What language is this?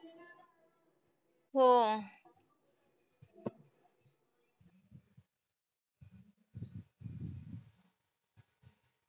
Marathi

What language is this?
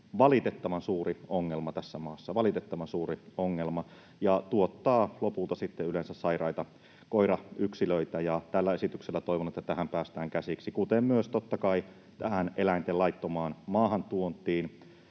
Finnish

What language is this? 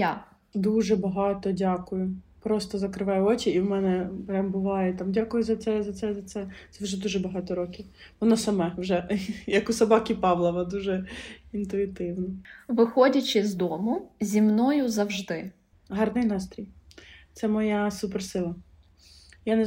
Ukrainian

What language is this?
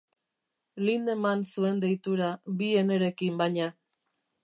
Basque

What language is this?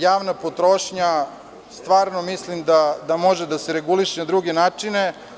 Serbian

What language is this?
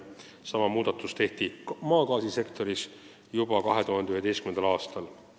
Estonian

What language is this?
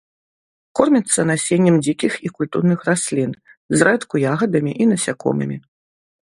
Belarusian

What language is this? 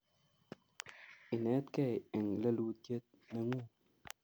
Kalenjin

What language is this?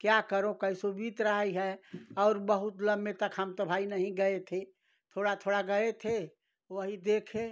Hindi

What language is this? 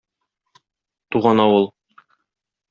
Tatar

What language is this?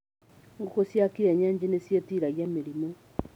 Kikuyu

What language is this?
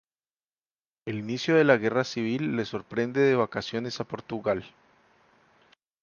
Spanish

